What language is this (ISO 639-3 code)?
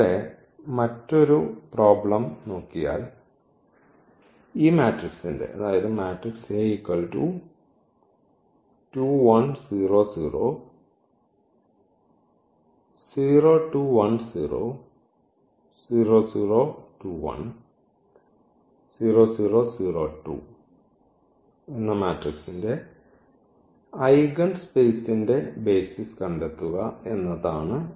mal